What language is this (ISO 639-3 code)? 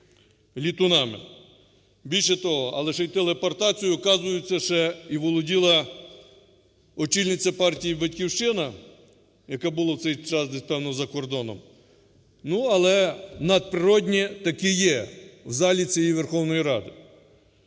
ukr